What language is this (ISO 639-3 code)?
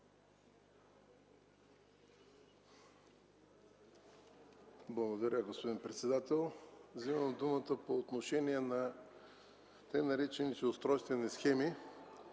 bul